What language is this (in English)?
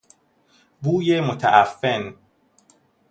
Persian